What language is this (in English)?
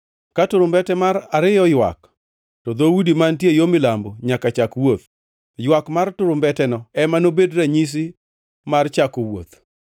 Luo (Kenya and Tanzania)